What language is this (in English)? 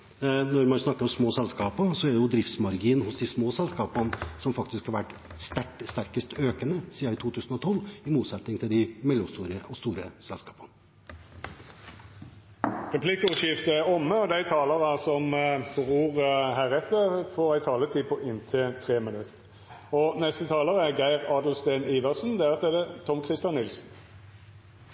Norwegian